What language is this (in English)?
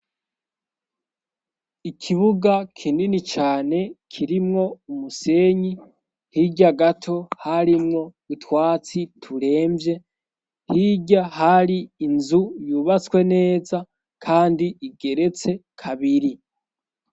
Rundi